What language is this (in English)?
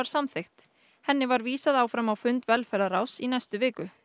Icelandic